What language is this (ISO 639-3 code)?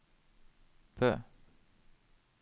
nor